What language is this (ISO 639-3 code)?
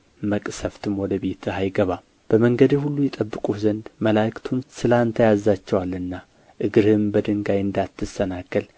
amh